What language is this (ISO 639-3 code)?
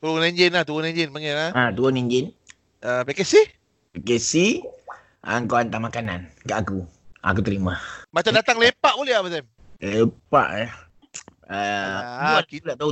msa